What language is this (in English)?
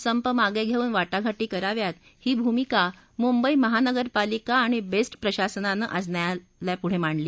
Marathi